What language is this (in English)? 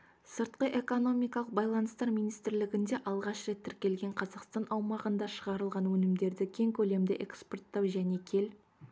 Kazakh